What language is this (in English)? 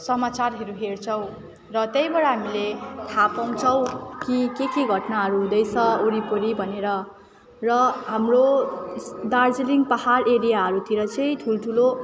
Nepali